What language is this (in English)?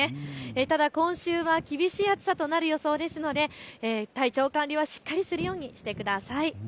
Japanese